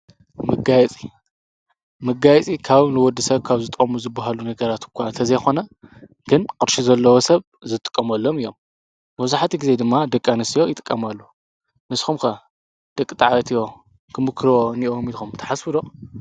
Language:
Tigrinya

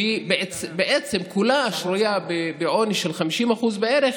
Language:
Hebrew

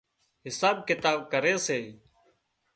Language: Wadiyara Koli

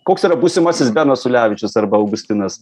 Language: Lithuanian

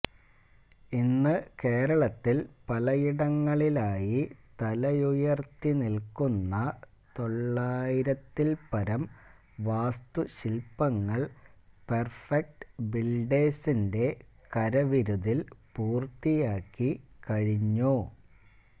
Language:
Malayalam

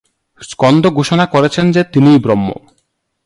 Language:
Bangla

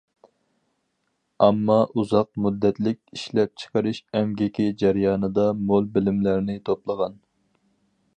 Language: Uyghur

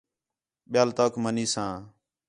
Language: Khetrani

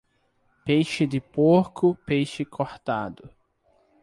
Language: Portuguese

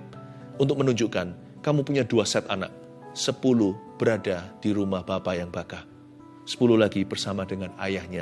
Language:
Indonesian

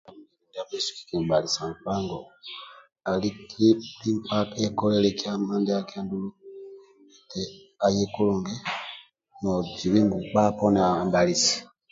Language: Amba (Uganda)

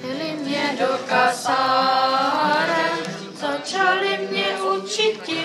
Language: Ukrainian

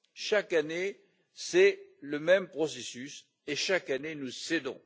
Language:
French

